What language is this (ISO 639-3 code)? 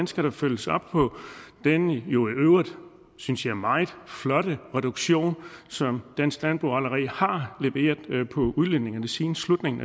dan